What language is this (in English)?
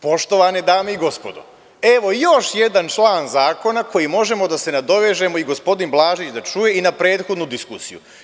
Serbian